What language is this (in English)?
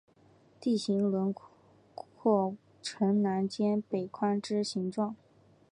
Chinese